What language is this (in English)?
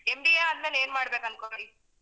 Kannada